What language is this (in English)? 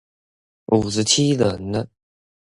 Chinese